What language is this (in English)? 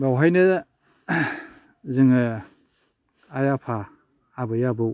Bodo